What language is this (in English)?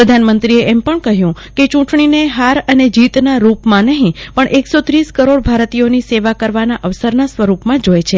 Gujarati